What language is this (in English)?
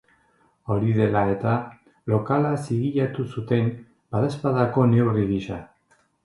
Basque